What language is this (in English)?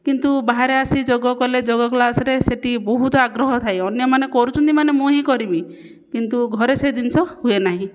Odia